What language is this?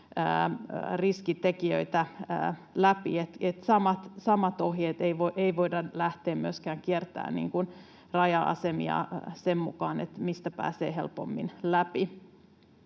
Finnish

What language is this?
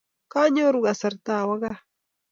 Kalenjin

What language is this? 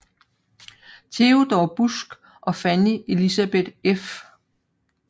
Danish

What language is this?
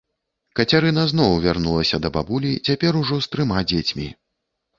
Belarusian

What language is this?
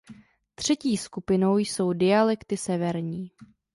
Czech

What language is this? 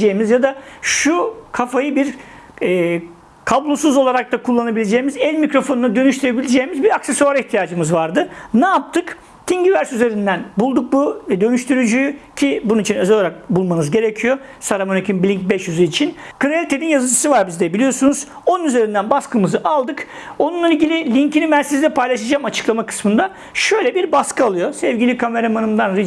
Turkish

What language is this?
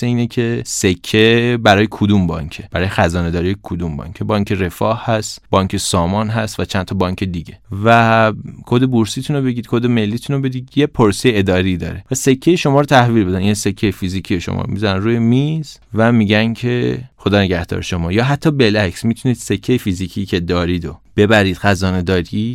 Persian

